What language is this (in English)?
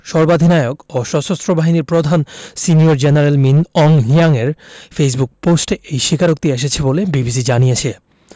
Bangla